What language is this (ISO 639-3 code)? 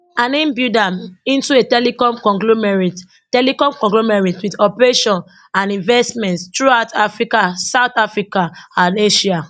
pcm